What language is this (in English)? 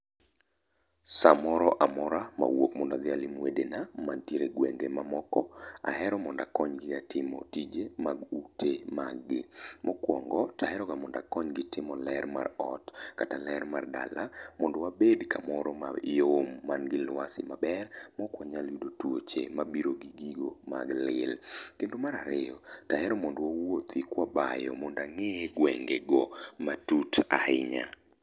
Luo (Kenya and Tanzania)